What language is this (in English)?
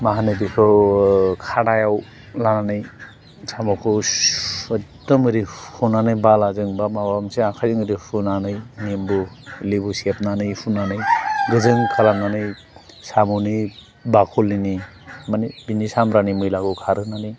Bodo